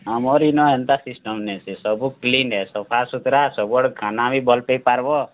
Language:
Odia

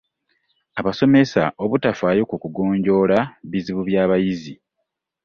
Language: Ganda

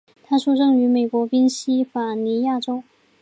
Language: Chinese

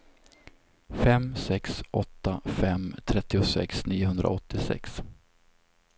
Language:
Swedish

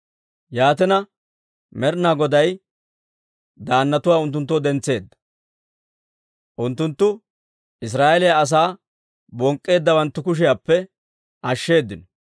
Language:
Dawro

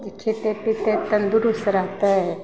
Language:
Maithili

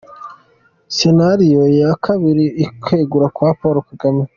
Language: Kinyarwanda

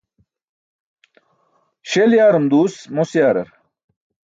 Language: Burushaski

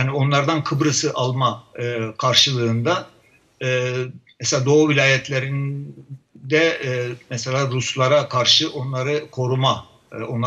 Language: Turkish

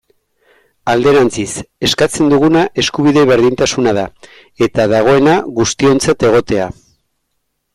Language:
Basque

